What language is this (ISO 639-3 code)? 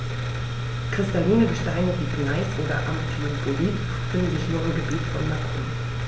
deu